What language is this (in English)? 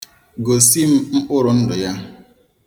Igbo